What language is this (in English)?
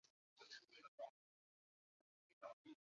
Chinese